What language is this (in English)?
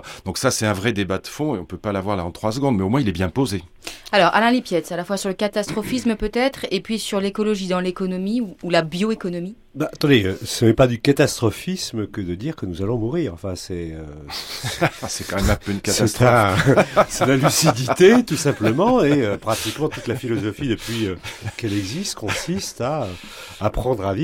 French